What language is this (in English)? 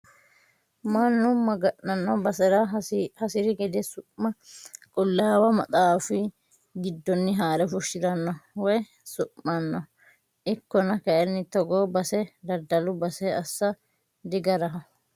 Sidamo